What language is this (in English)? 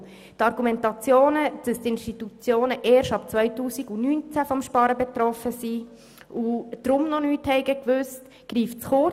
Swiss German